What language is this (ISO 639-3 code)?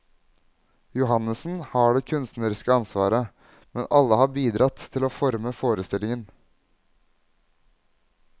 nor